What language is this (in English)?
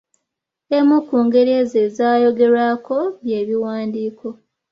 Ganda